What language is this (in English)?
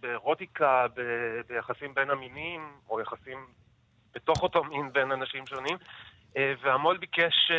Hebrew